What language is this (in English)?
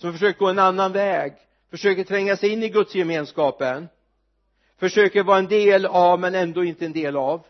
Swedish